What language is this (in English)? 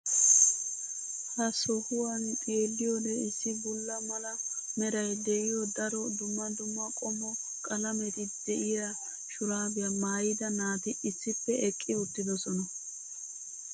Wolaytta